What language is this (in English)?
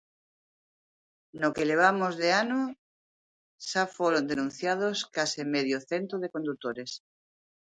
Galician